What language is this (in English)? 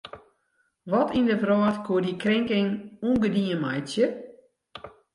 Western Frisian